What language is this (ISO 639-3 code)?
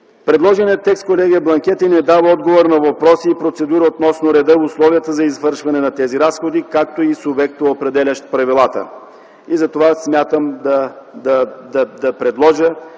bul